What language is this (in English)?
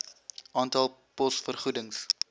Afrikaans